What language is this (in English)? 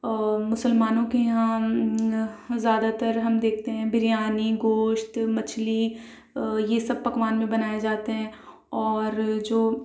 Urdu